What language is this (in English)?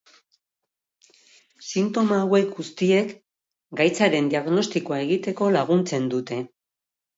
Basque